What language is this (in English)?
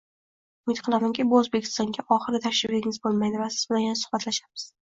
Uzbek